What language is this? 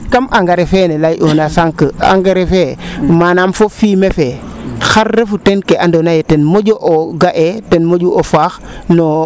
Serer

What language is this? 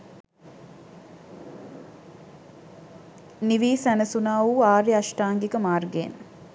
Sinhala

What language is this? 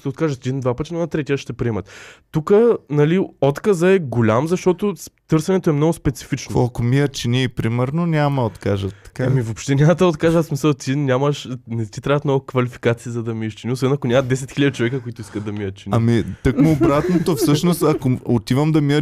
Bulgarian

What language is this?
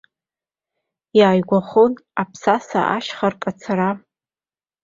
Abkhazian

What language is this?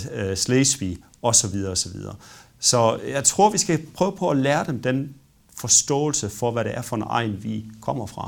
Danish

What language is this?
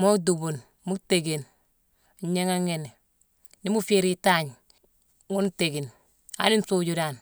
Mansoanka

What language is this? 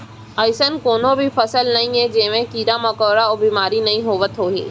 Chhattisgarhi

